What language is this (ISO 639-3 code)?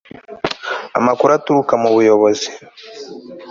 kin